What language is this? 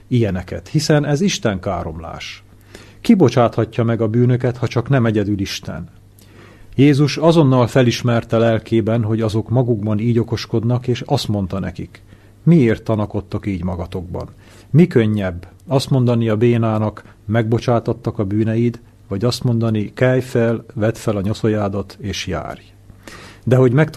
Hungarian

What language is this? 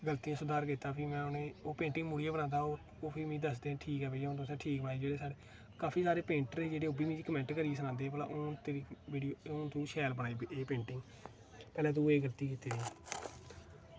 Dogri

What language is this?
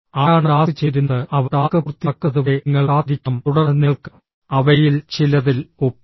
Malayalam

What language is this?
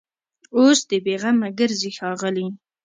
Pashto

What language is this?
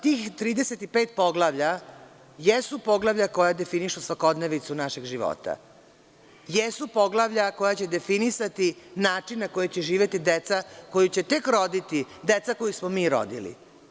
Serbian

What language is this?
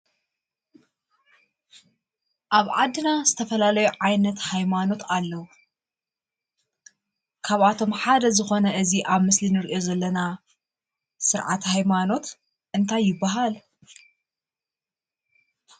Tigrinya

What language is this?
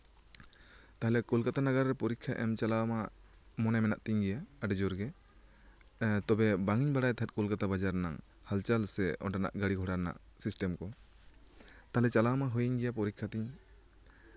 Santali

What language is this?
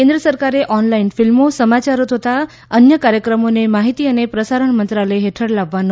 Gujarati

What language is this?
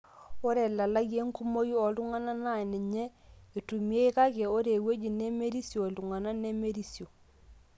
Masai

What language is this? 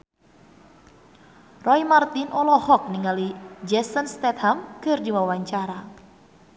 Sundanese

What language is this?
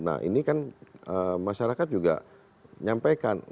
Indonesian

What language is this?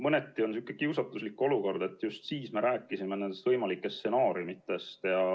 Estonian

